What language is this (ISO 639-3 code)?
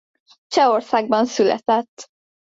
hun